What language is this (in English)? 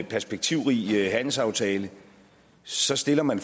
Danish